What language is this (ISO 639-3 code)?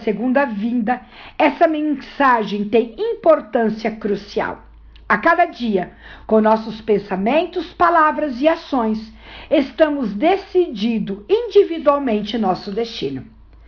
por